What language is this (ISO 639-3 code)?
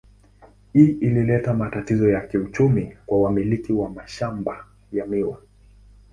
swa